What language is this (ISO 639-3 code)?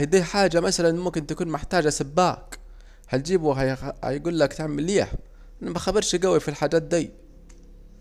aec